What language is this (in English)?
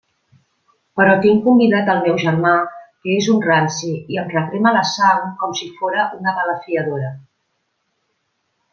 Catalan